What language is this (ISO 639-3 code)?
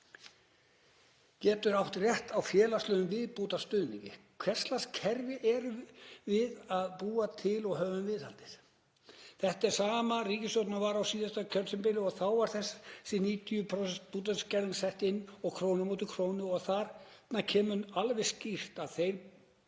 isl